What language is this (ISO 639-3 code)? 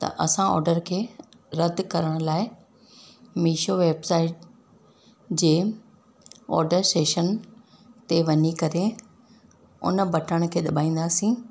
snd